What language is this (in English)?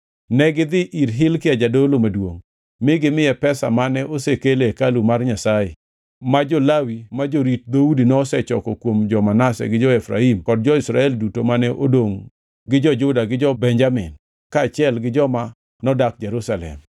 Luo (Kenya and Tanzania)